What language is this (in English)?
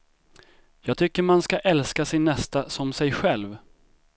Swedish